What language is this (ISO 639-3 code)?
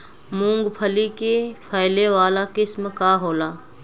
bho